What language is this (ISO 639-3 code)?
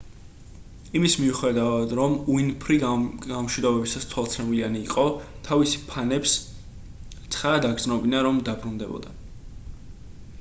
kat